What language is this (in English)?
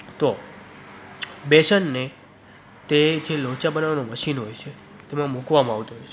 Gujarati